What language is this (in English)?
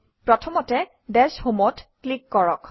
Assamese